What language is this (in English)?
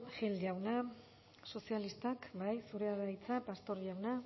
Basque